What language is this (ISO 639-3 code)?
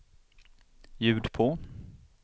swe